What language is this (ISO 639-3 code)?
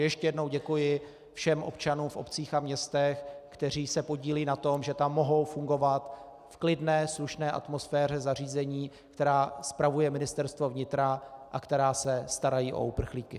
ces